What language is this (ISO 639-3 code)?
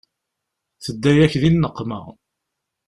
kab